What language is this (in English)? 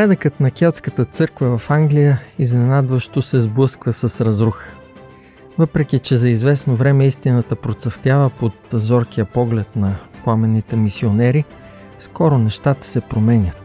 Bulgarian